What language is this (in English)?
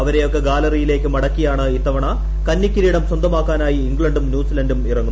Malayalam